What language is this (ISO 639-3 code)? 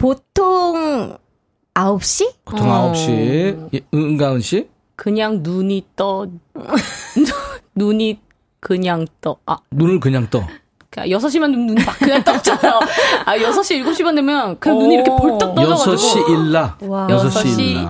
kor